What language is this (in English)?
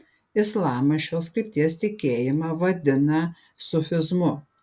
Lithuanian